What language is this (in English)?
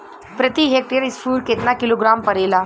Bhojpuri